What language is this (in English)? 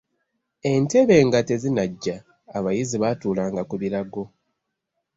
Ganda